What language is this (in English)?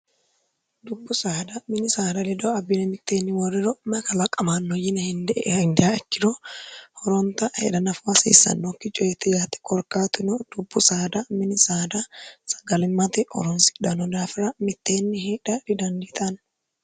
Sidamo